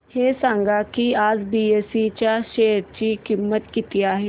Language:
Marathi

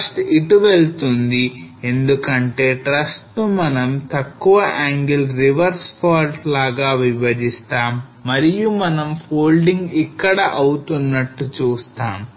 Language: Telugu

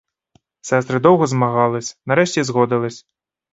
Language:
Ukrainian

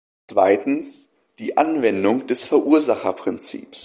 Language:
German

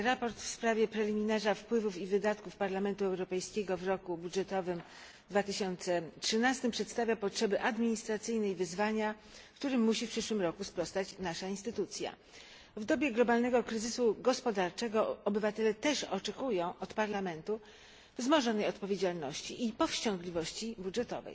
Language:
Polish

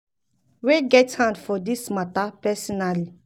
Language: Nigerian Pidgin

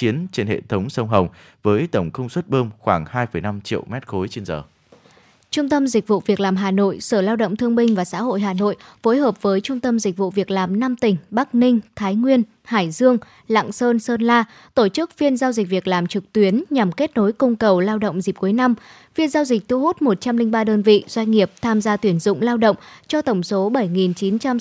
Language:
Vietnamese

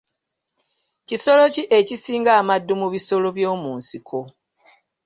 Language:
Ganda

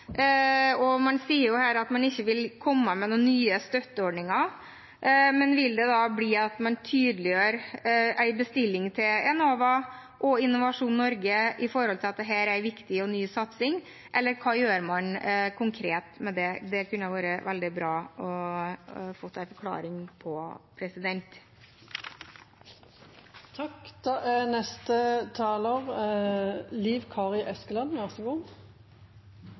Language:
Norwegian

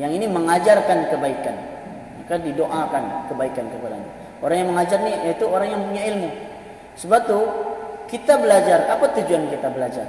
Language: Malay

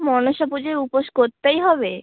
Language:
Bangla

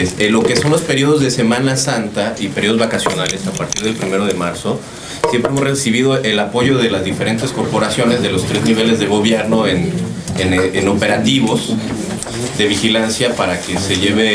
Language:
Spanish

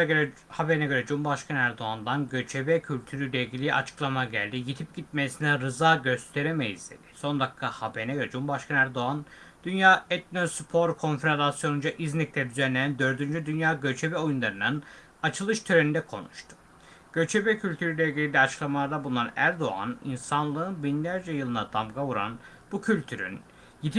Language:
Turkish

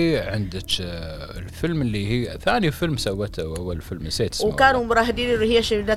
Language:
Arabic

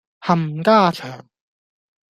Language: Cantonese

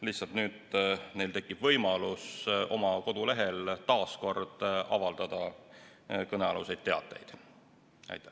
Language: Estonian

